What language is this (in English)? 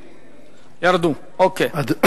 Hebrew